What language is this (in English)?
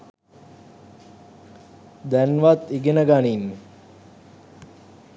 Sinhala